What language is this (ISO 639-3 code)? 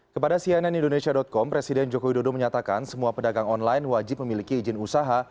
ind